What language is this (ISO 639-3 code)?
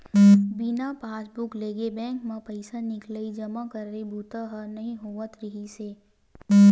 hne